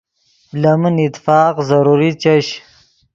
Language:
Yidgha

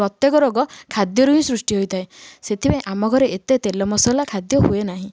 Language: Odia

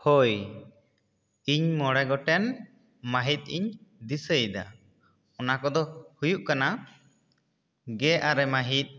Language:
Santali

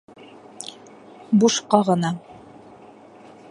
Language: Bashkir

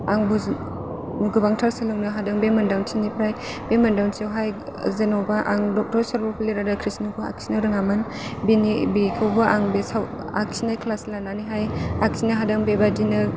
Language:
Bodo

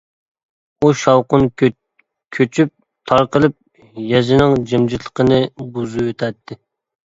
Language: Uyghur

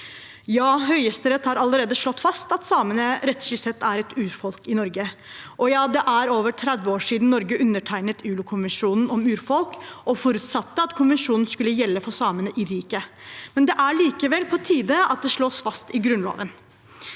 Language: Norwegian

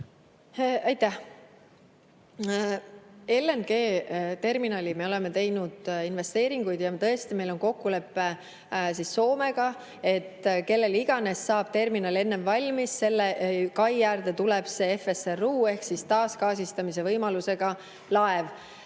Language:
Estonian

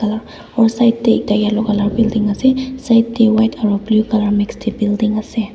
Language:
Naga Pidgin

